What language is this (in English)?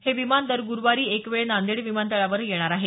Marathi